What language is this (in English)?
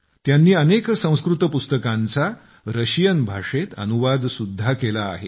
Marathi